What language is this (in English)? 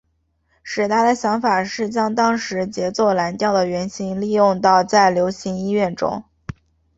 Chinese